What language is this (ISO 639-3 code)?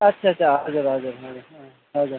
nep